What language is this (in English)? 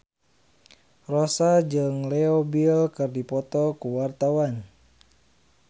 Sundanese